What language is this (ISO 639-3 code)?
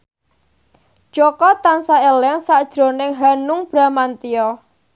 jav